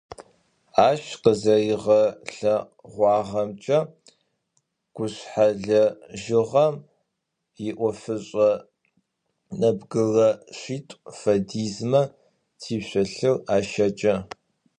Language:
Adyghe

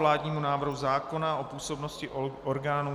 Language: Czech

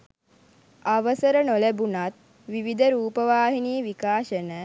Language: Sinhala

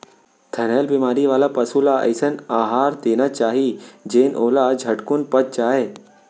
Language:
Chhattisgarhi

